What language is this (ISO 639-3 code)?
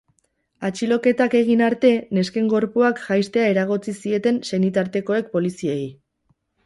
eus